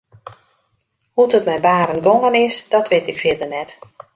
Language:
Western Frisian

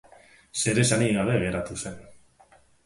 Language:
Basque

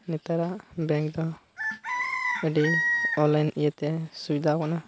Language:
Santali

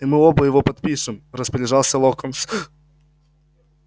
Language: Russian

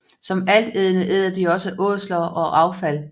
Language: Danish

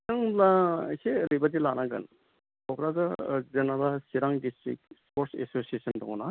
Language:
Bodo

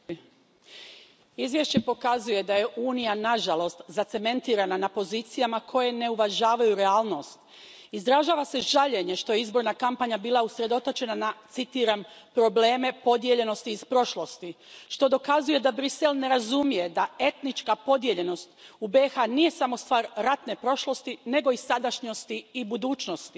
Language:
Croatian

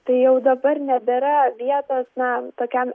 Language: Lithuanian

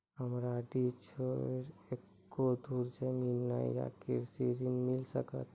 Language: Maithili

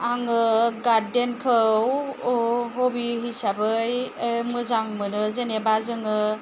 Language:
Bodo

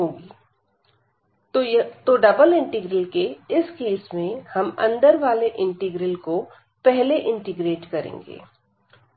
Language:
Hindi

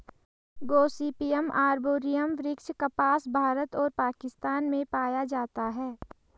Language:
Hindi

